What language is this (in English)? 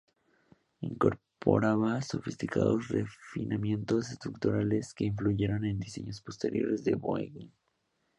Spanish